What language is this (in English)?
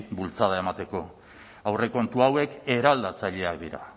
Basque